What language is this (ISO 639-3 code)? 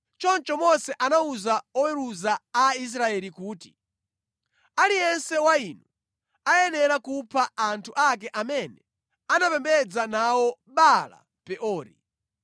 nya